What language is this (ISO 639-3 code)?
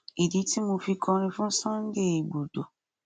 yor